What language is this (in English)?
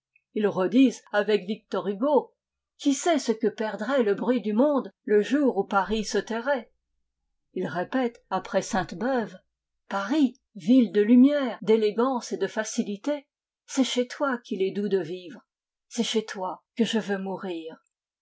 French